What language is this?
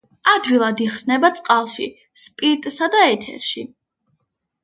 Georgian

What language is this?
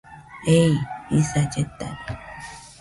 Nüpode Huitoto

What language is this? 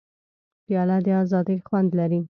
Pashto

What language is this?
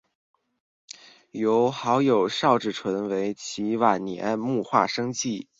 Chinese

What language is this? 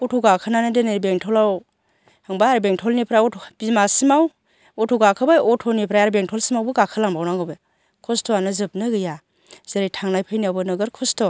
Bodo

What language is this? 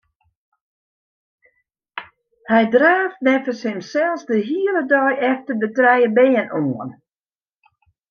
Western Frisian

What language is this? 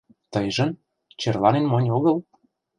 Mari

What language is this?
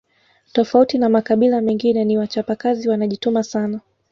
Swahili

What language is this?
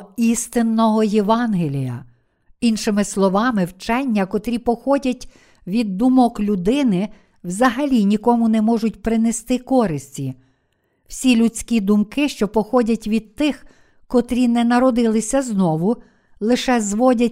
Ukrainian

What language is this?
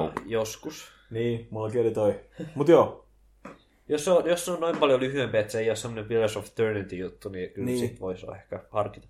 Finnish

